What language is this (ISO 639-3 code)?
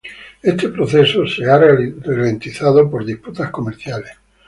spa